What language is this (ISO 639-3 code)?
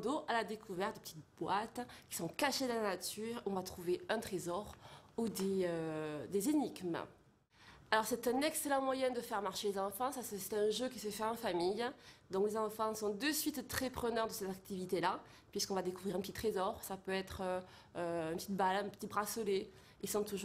fra